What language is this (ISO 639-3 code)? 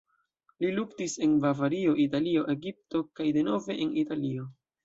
epo